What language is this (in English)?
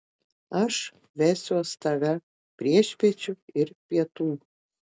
Lithuanian